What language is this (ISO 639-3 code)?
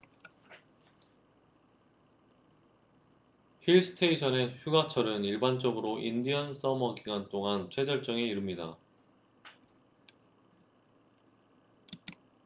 kor